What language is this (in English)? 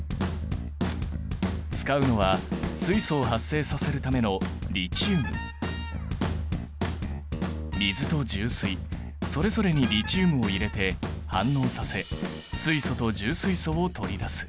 Japanese